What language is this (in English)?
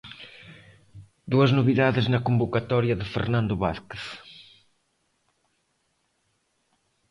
Galician